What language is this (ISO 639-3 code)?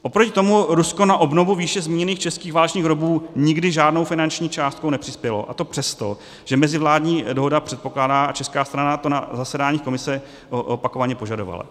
ces